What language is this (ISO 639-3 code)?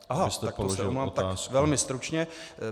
ces